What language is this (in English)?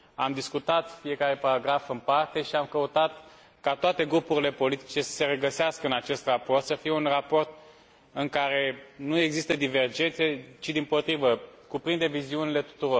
Romanian